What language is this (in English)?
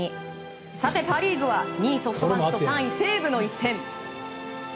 Japanese